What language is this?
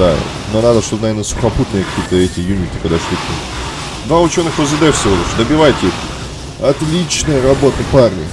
Russian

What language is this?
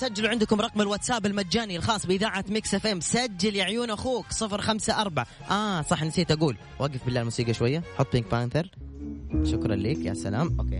Arabic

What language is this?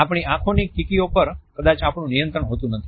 Gujarati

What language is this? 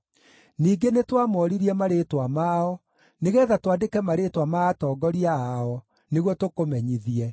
Kikuyu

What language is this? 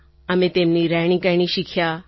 Gujarati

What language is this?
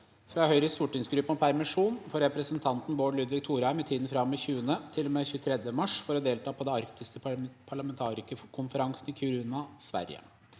Norwegian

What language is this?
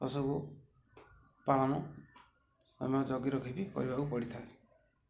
Odia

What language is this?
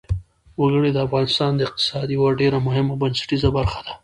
Pashto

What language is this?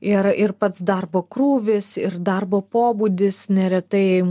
Lithuanian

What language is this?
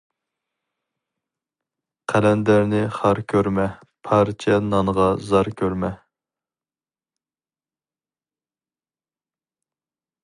Uyghur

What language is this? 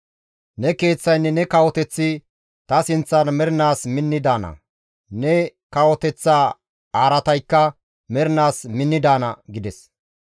Gamo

